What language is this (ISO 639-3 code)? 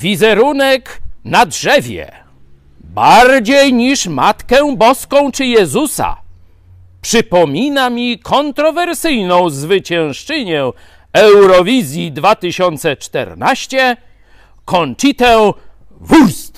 pol